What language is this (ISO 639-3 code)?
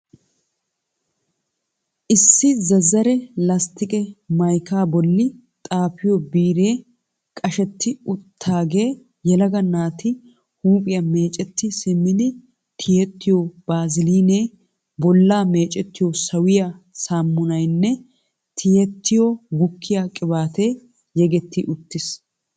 wal